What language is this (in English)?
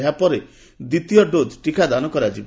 Odia